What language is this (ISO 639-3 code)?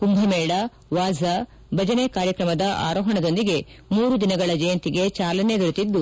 kan